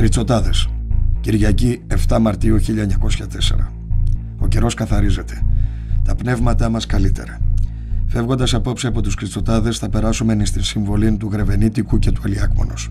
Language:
Greek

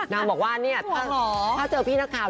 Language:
Thai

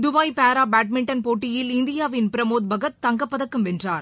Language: Tamil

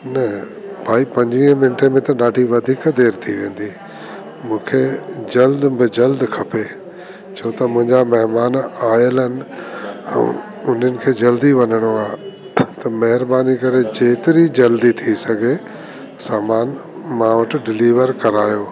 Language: Sindhi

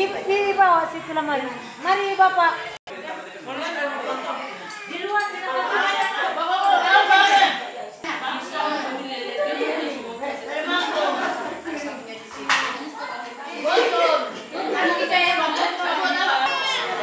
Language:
Indonesian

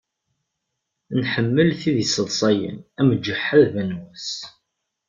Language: Kabyle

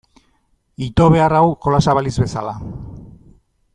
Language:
Basque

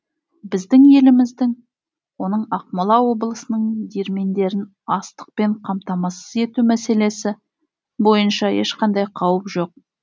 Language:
Kazakh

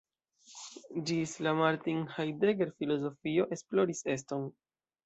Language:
Esperanto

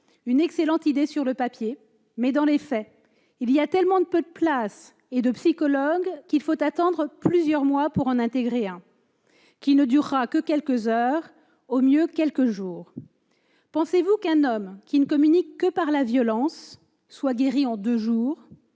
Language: French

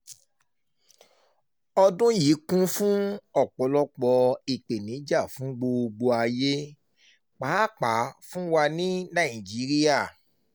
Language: Yoruba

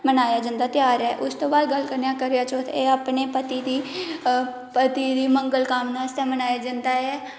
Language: Dogri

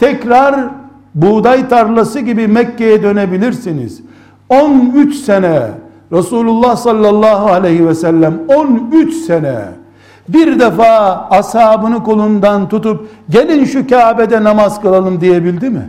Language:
Turkish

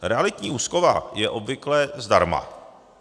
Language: Czech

